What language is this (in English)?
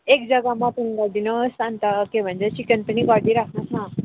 Nepali